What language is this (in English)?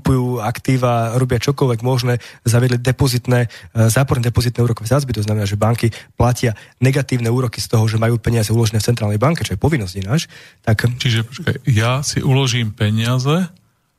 Slovak